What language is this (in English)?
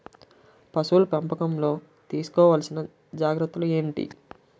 Telugu